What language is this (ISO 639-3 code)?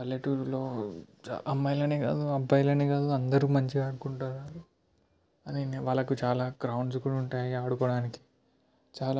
tel